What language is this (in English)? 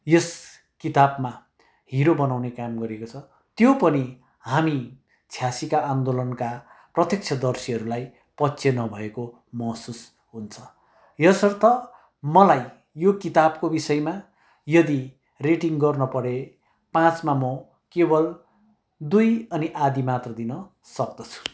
Nepali